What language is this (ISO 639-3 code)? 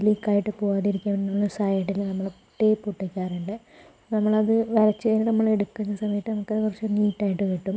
mal